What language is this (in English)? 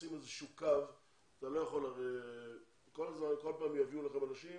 Hebrew